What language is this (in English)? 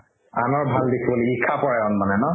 Assamese